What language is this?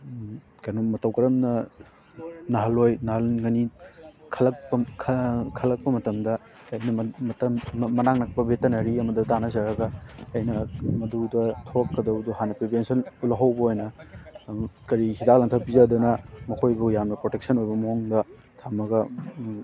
Manipuri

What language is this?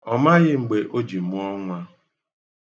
Igbo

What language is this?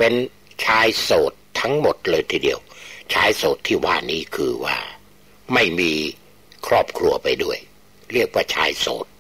Thai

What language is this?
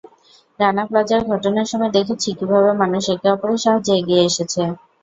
Bangla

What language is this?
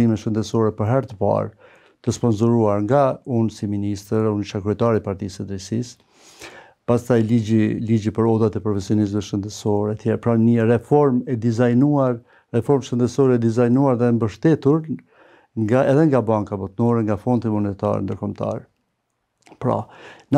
Romanian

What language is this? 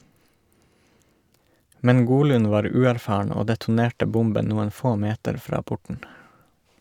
Norwegian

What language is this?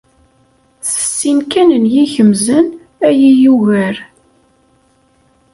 Kabyle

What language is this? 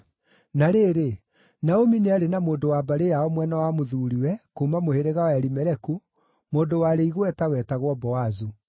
Kikuyu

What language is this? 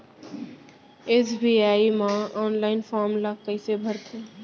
Chhattisgarhi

